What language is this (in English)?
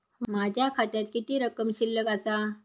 Marathi